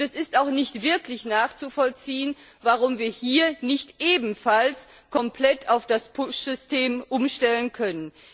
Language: German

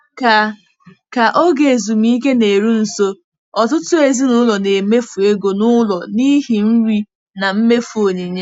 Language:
Igbo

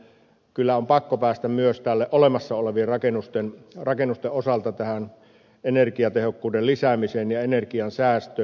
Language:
Finnish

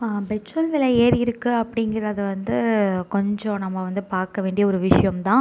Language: Tamil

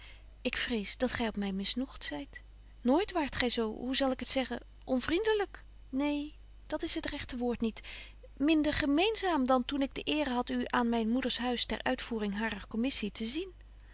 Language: Dutch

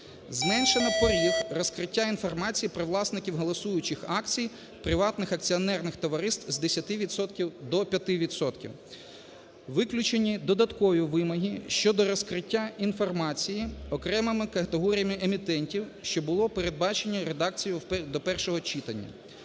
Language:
Ukrainian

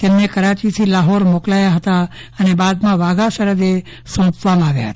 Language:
Gujarati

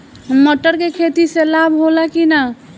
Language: Bhojpuri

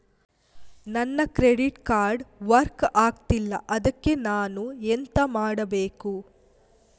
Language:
Kannada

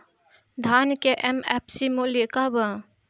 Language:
Bhojpuri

